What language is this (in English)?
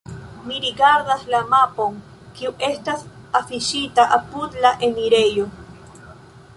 Esperanto